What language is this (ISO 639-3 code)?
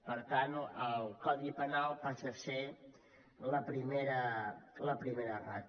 cat